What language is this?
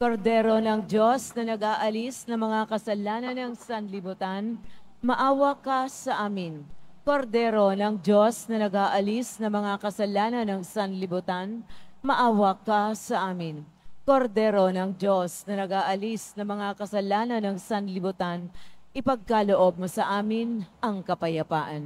Filipino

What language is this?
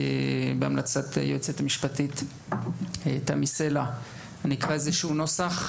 Hebrew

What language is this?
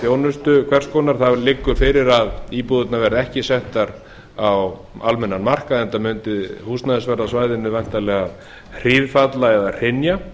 Icelandic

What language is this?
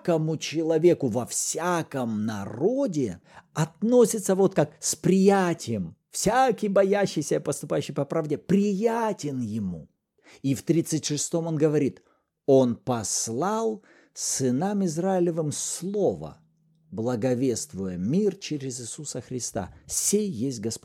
Russian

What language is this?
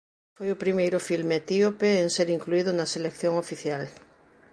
Galician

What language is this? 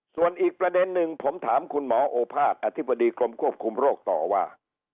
Thai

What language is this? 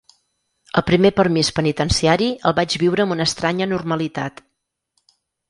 Catalan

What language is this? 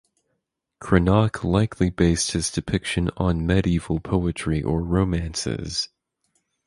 English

